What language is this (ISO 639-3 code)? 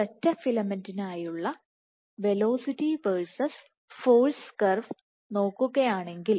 mal